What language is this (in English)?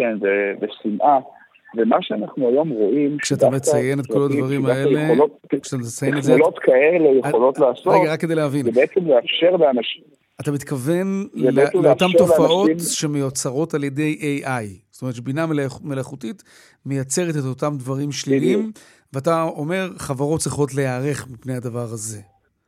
Hebrew